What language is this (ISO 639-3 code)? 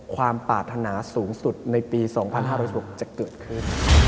tha